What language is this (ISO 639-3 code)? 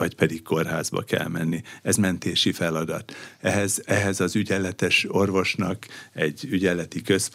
hun